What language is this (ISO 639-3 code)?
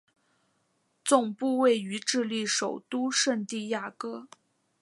zho